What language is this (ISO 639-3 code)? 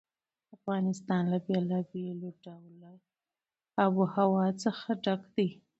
pus